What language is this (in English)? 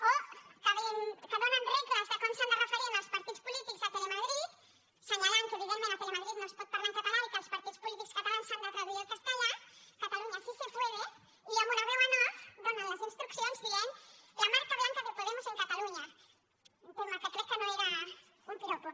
Catalan